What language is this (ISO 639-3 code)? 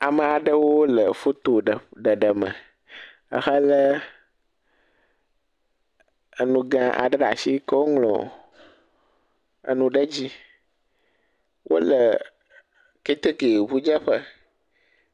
ewe